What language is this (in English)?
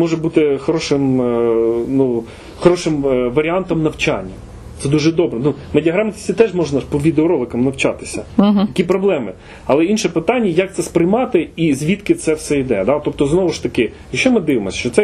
Ukrainian